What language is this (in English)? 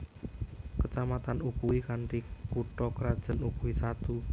Javanese